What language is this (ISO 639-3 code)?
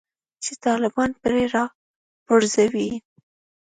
pus